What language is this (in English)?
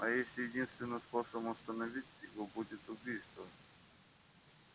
Russian